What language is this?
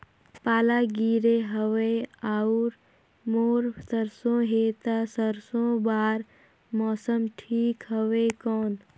Chhattisgarhi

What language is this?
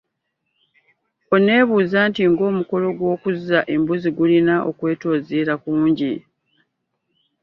Ganda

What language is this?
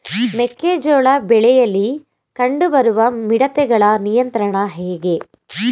Kannada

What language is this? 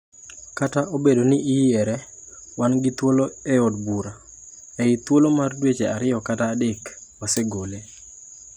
Luo (Kenya and Tanzania)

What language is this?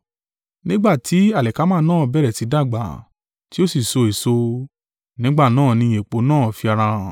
Yoruba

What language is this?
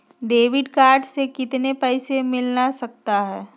Magahi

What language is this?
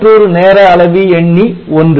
Tamil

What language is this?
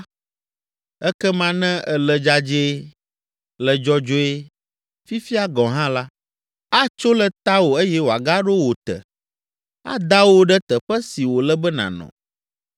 Ewe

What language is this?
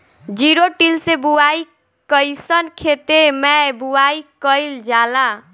Bhojpuri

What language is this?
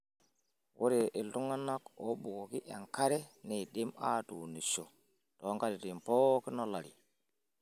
Masai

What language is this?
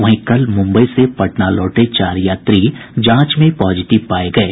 Hindi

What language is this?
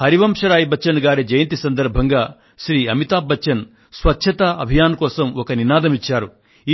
Telugu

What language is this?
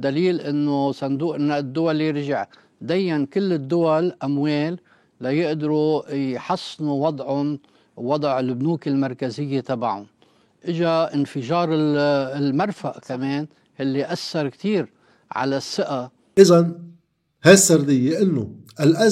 Arabic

